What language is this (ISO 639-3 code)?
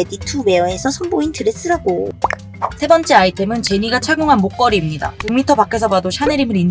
kor